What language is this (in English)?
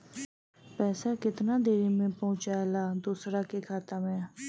Bhojpuri